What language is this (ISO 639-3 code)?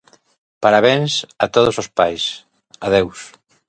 glg